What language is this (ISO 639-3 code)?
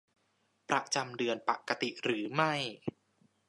tha